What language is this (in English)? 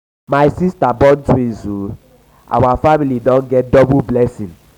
Nigerian Pidgin